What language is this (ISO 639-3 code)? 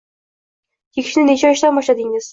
uzb